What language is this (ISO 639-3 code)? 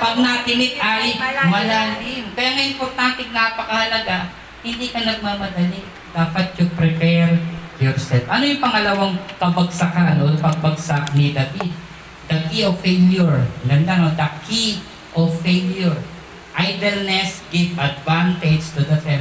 fil